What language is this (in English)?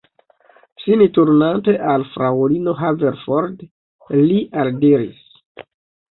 Esperanto